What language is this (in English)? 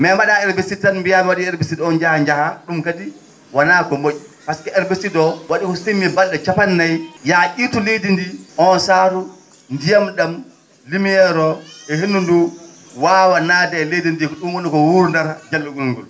Fula